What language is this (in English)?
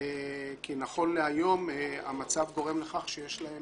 Hebrew